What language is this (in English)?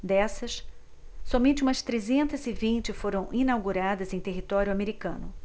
Portuguese